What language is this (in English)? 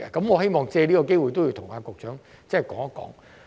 Cantonese